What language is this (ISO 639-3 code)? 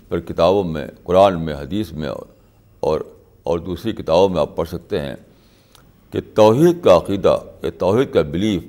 urd